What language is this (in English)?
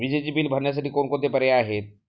Marathi